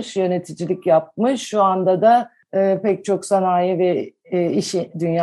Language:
Turkish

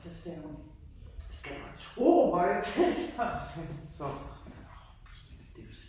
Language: Danish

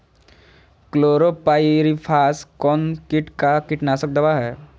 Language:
Magahi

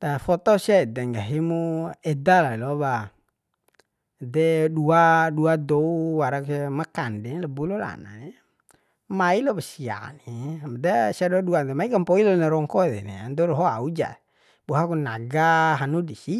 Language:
Bima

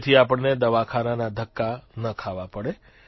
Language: Gujarati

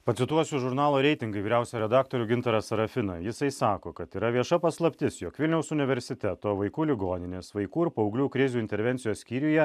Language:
Lithuanian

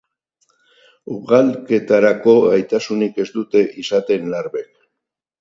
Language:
Basque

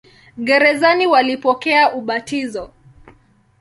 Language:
Swahili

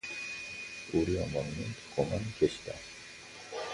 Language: Korean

